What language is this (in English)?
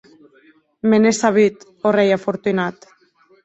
Occitan